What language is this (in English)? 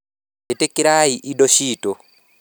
Kikuyu